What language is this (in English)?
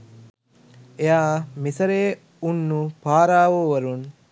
Sinhala